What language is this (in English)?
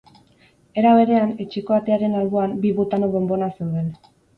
Basque